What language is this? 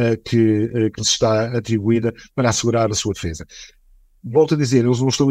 Portuguese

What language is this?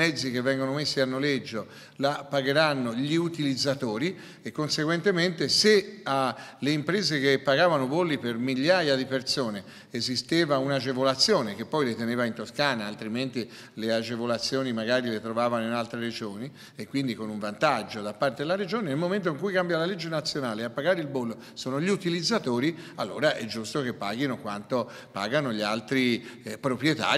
Italian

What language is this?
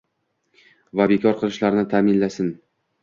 Uzbek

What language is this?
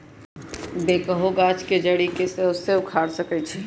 Magahi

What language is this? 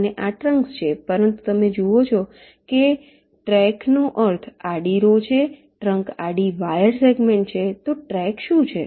Gujarati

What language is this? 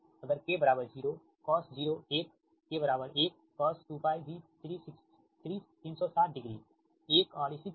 Hindi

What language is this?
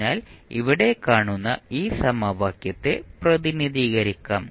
Malayalam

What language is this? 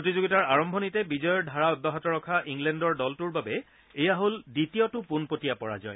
Assamese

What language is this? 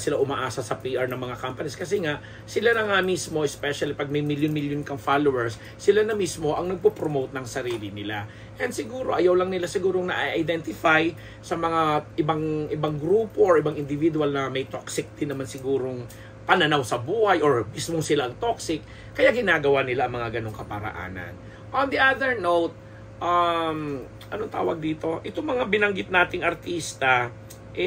Filipino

